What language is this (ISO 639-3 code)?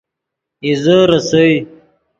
ydg